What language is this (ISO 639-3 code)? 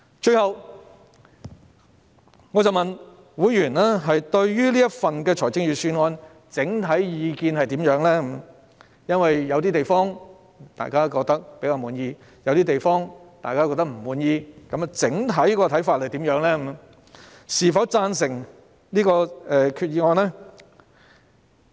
yue